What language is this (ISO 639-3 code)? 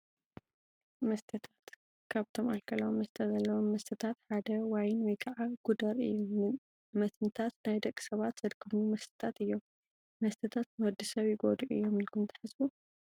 tir